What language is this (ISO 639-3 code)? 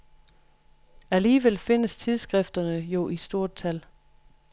dan